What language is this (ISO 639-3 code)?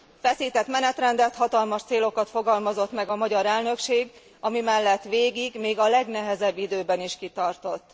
hun